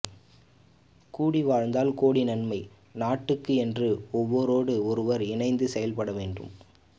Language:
Tamil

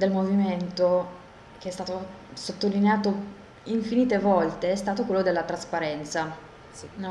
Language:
Italian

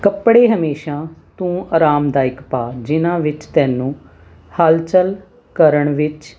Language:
Punjabi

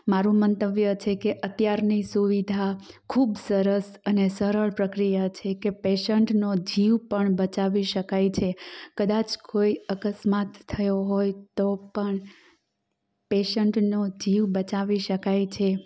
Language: Gujarati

